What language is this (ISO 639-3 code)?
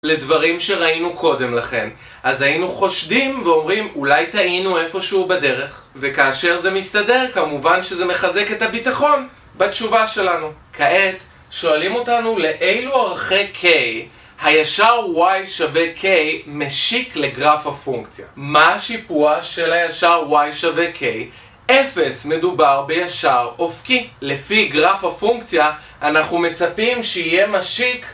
heb